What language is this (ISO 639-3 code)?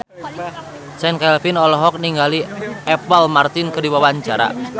sun